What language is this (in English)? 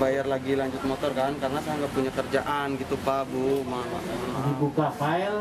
Indonesian